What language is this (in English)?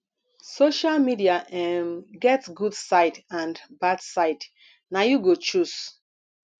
Nigerian Pidgin